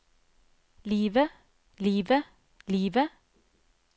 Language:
Norwegian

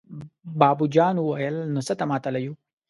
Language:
Pashto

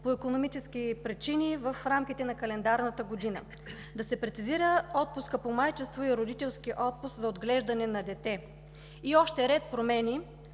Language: Bulgarian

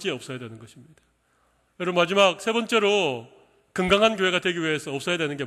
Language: Korean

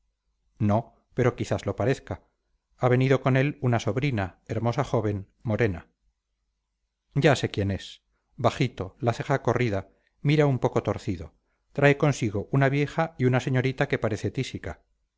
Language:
Spanish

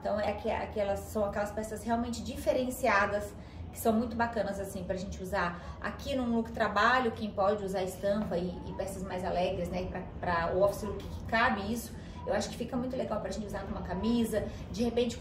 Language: Portuguese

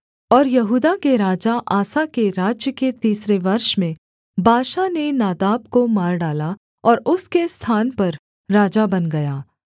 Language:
Hindi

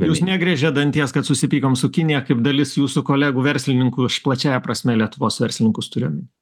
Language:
Lithuanian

